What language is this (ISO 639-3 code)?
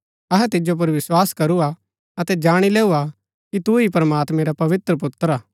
gbk